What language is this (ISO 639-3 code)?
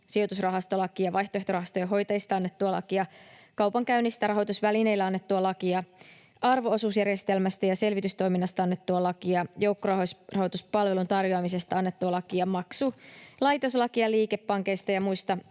fin